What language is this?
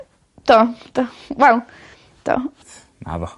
Welsh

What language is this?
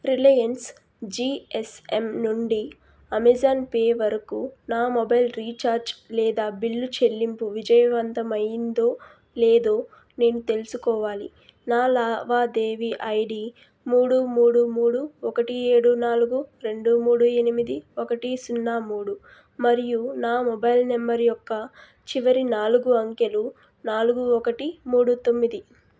Telugu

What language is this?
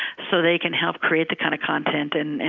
English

